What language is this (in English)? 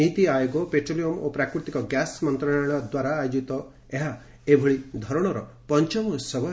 Odia